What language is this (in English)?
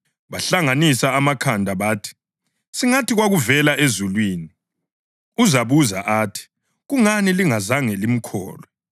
North Ndebele